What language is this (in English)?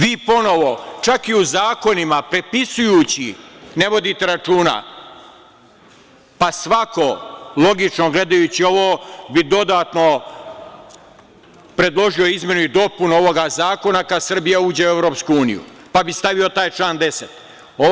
Serbian